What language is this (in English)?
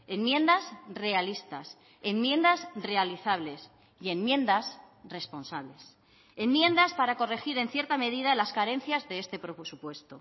Spanish